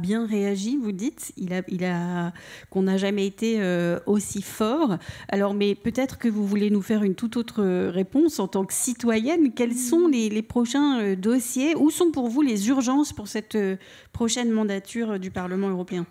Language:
French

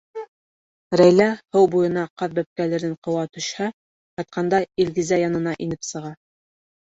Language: Bashkir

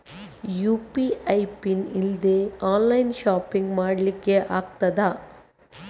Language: Kannada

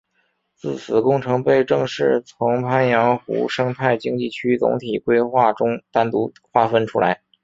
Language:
Chinese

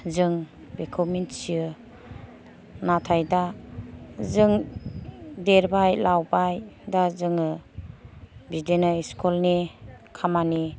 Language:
Bodo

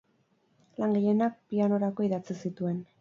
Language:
Basque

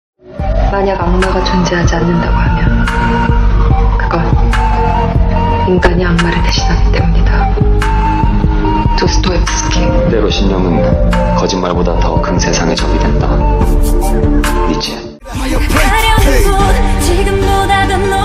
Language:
Korean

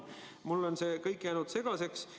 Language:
Estonian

